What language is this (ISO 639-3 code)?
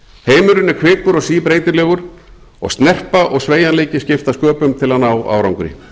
isl